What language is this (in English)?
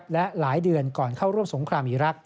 Thai